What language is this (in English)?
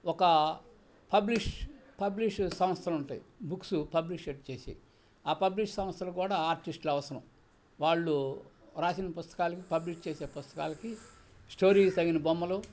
Telugu